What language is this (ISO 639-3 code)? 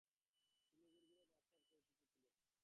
ben